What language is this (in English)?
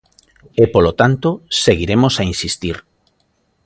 Galician